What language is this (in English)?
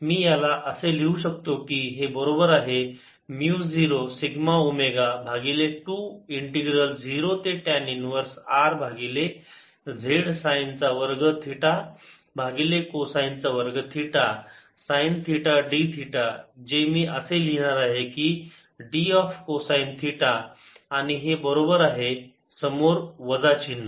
Marathi